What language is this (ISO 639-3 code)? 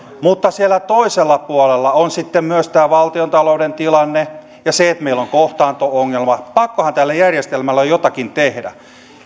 fin